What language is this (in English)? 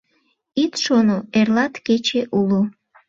Mari